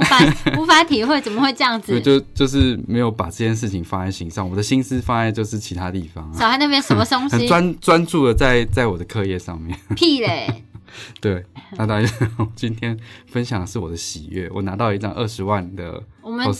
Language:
Chinese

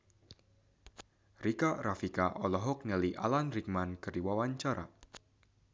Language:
Sundanese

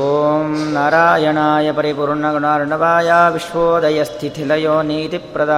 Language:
Kannada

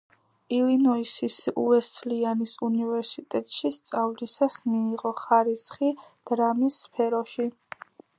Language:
Georgian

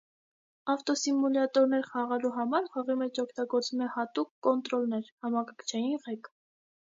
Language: Armenian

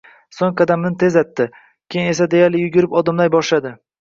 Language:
Uzbek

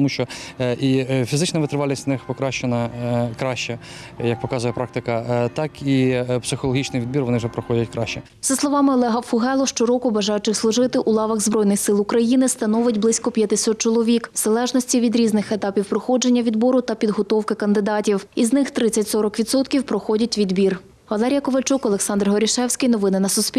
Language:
Ukrainian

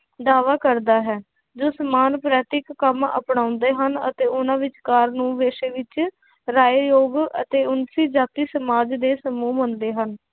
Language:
Punjabi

